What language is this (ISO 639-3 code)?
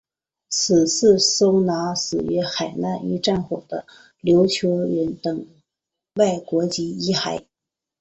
zho